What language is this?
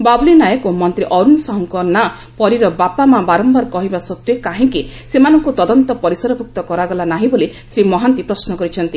Odia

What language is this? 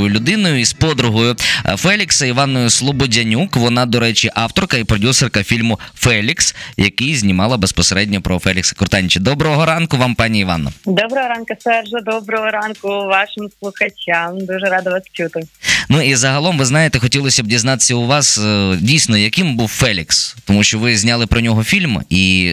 Ukrainian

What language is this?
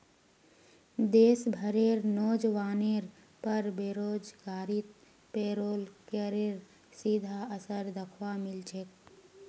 Magahi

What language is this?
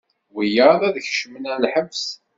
Kabyle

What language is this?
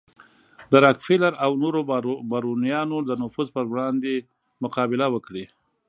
Pashto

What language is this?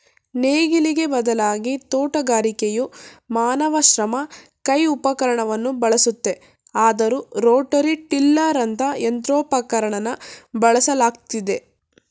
Kannada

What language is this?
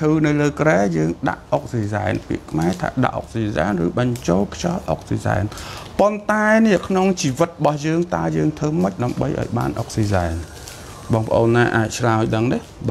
Vietnamese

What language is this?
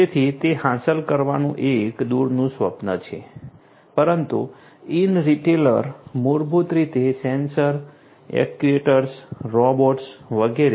Gujarati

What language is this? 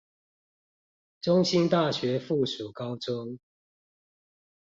Chinese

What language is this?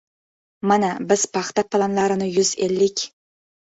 Uzbek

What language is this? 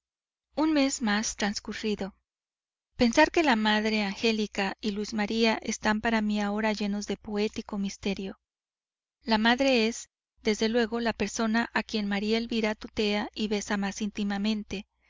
Spanish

